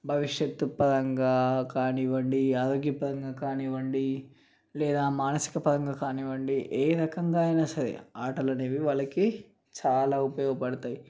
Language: Telugu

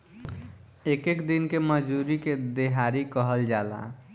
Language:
Bhojpuri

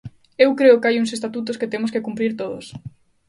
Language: Galician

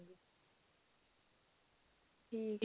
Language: Punjabi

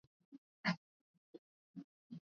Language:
Swahili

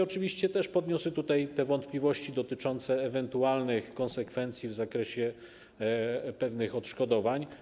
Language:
Polish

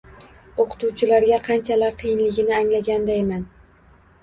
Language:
Uzbek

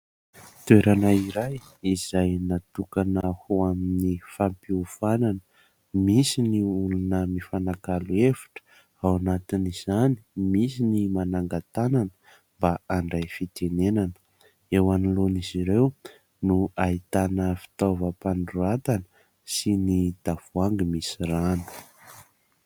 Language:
Malagasy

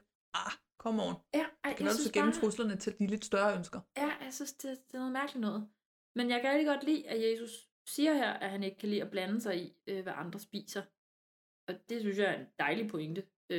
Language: Danish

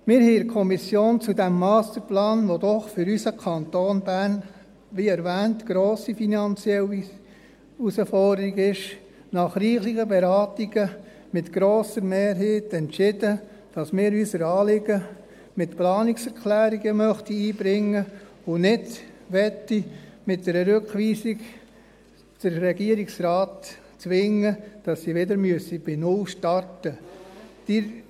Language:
Swiss German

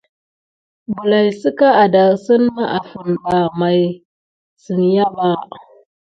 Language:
Gidar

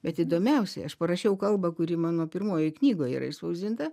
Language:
Lithuanian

